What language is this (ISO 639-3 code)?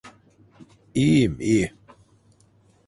tur